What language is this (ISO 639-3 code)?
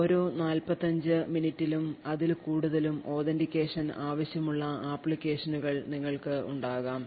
mal